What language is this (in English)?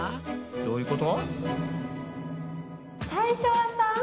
Japanese